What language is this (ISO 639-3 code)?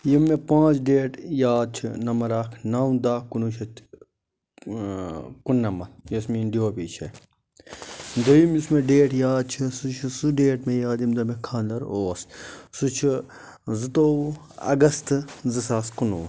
kas